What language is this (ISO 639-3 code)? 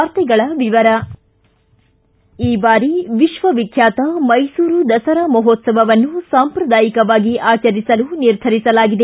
kan